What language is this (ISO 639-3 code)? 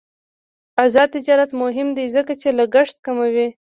pus